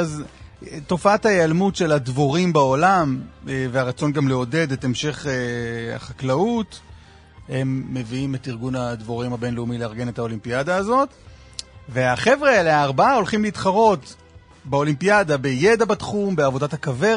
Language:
Hebrew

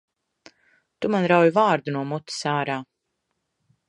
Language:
Latvian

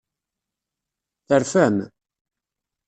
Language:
Kabyle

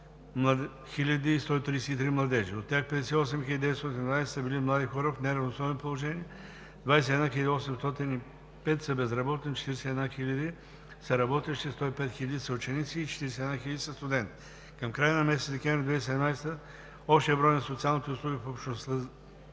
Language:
Bulgarian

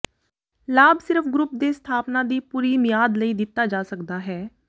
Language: Punjabi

